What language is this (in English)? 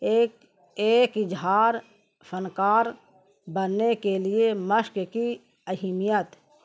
Urdu